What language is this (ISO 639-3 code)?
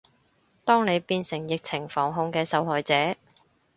yue